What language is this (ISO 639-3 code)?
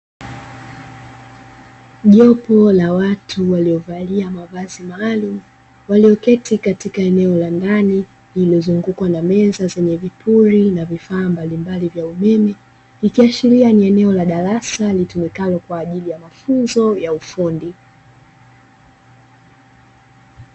swa